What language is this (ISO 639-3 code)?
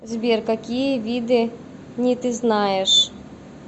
rus